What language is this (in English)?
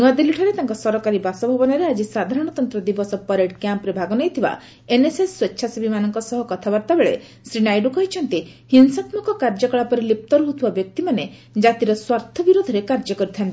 Odia